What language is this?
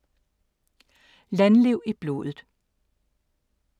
Danish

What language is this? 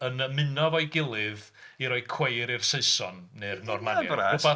Welsh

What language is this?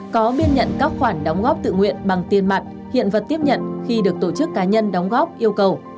Vietnamese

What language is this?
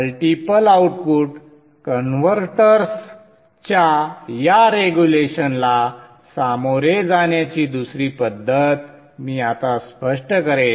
Marathi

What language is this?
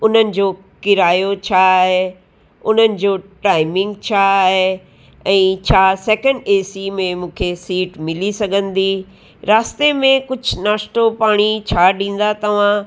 Sindhi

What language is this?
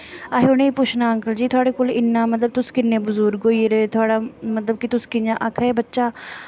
Dogri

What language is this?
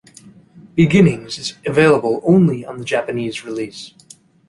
English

